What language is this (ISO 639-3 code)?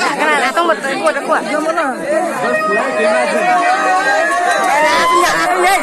spa